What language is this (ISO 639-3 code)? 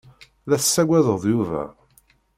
kab